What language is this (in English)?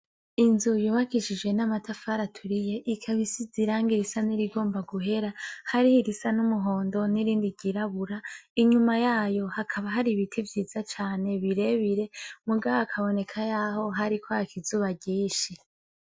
Rundi